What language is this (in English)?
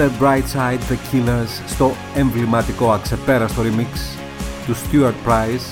Greek